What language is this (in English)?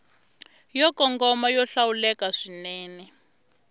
Tsonga